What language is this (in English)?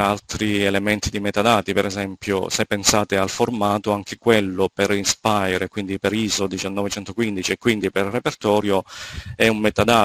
Italian